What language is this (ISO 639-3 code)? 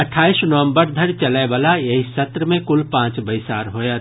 mai